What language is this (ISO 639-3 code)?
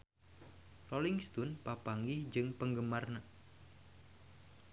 sun